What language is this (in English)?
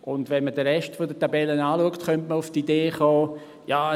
Swiss German